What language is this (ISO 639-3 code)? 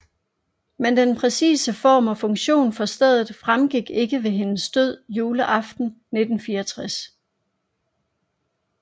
dan